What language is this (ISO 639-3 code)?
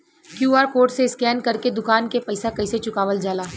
bho